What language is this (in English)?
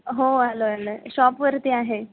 Marathi